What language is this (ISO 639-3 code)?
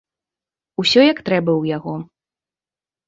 bel